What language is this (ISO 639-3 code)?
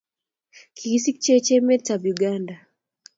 kln